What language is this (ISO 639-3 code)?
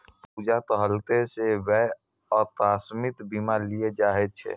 mai